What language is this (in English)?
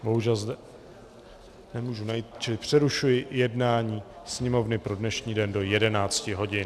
Czech